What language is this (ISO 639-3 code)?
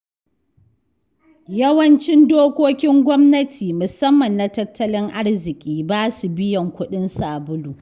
hau